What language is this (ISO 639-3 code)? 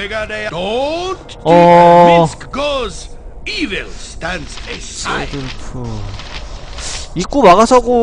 kor